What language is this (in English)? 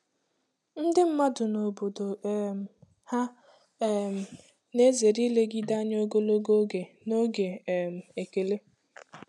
Igbo